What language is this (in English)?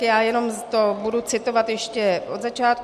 Czech